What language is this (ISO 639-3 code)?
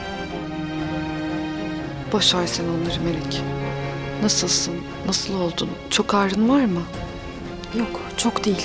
tur